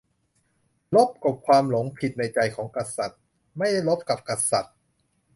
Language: Thai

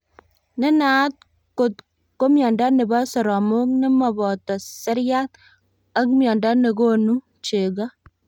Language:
Kalenjin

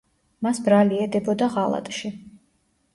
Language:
Georgian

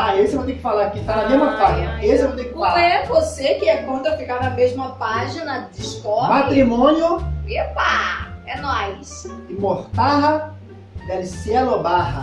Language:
Portuguese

